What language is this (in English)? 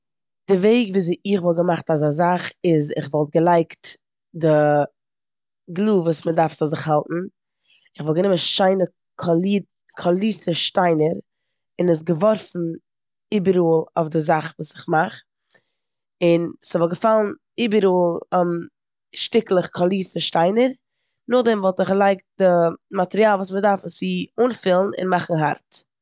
Yiddish